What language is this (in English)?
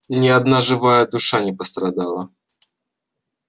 Russian